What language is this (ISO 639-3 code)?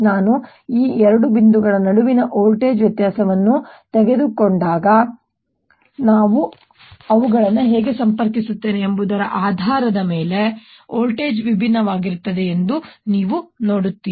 kan